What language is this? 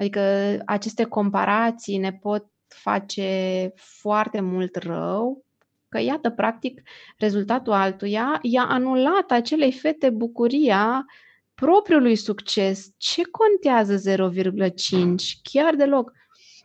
Romanian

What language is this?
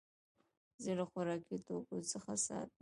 Pashto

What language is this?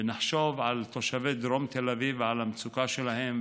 Hebrew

